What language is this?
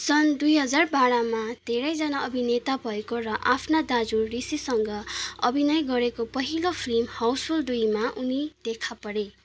Nepali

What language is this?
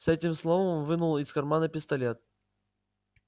Russian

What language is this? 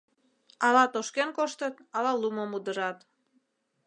Mari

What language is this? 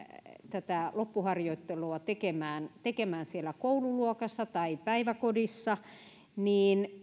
Finnish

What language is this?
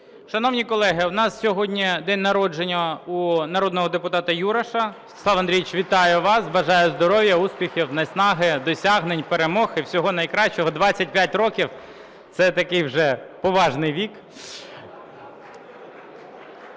Ukrainian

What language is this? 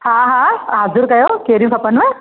Sindhi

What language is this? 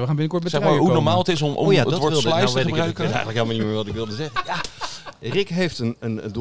Dutch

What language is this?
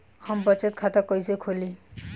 Bhojpuri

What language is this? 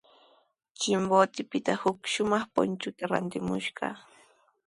Sihuas Ancash Quechua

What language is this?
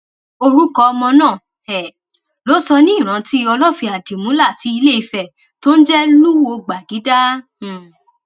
Yoruba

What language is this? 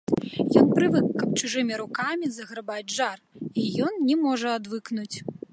Belarusian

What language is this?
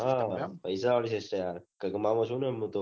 Gujarati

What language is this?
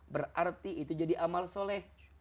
Indonesian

